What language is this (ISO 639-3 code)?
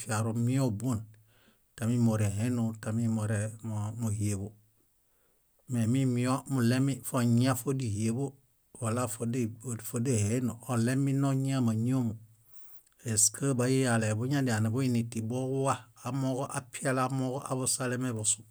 bda